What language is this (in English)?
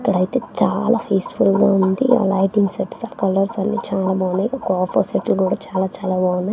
Telugu